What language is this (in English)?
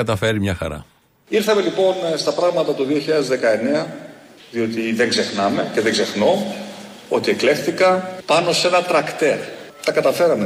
Greek